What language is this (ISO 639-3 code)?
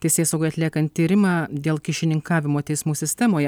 lit